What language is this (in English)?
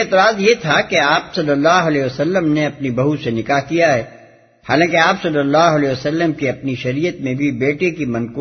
Urdu